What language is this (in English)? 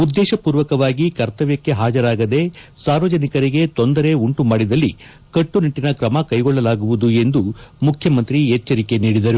Kannada